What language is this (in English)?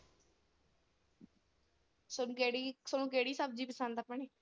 Punjabi